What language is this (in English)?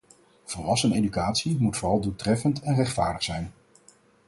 Dutch